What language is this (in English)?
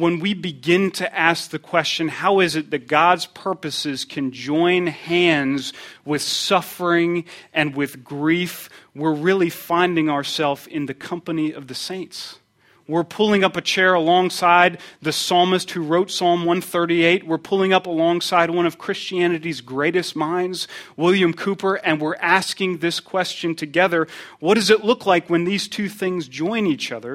English